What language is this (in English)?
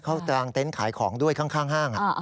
Thai